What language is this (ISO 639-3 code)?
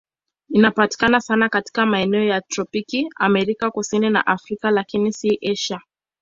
swa